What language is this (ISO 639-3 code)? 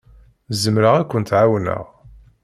kab